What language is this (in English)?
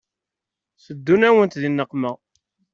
Kabyle